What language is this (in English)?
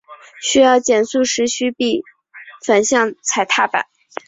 Chinese